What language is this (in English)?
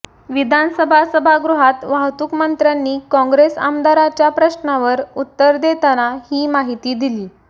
Marathi